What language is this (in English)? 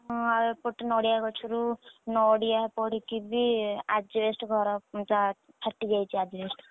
Odia